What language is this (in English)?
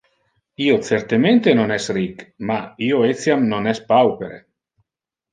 Interlingua